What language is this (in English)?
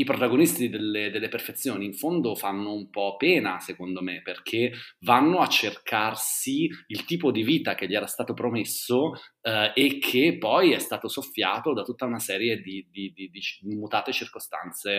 Italian